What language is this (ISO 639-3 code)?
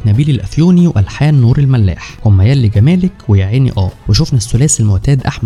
ara